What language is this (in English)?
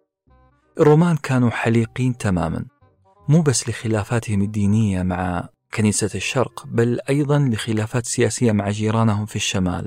Arabic